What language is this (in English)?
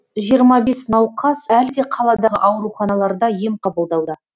Kazakh